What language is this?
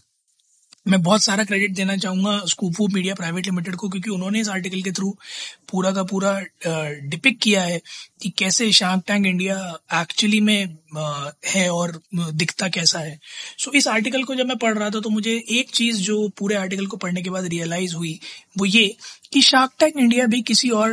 Hindi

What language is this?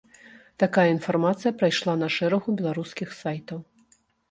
Belarusian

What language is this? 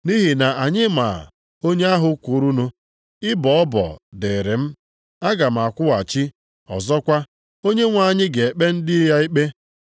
Igbo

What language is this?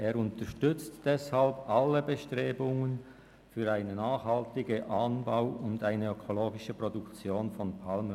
Swiss German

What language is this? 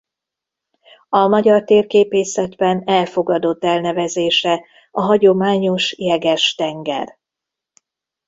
Hungarian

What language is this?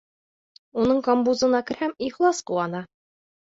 Bashkir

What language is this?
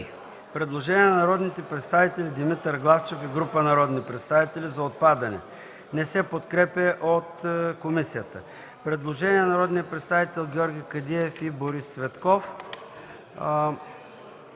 Bulgarian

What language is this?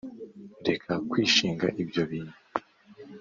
Kinyarwanda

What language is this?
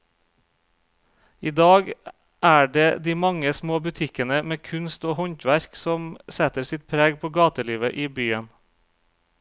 Norwegian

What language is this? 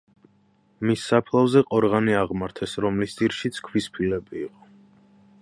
Georgian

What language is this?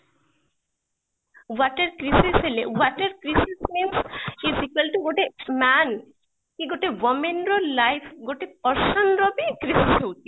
Odia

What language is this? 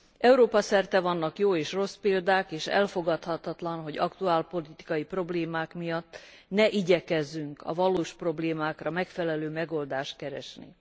Hungarian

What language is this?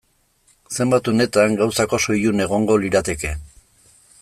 Basque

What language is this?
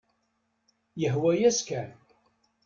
Kabyle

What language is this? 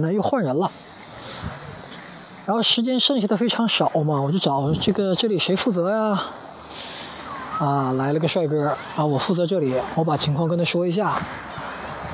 Chinese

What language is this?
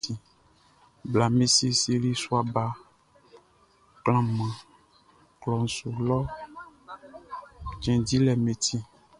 Baoulé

